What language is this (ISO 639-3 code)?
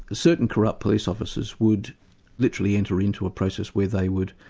eng